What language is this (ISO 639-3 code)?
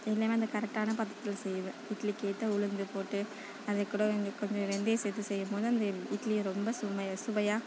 tam